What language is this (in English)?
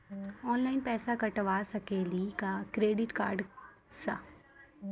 Maithili